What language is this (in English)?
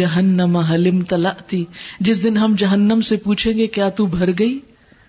Urdu